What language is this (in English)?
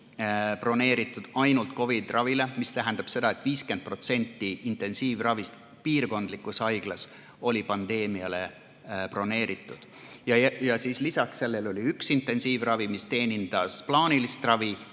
Estonian